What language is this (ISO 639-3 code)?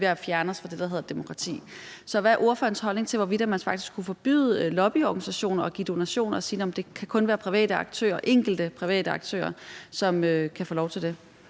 dan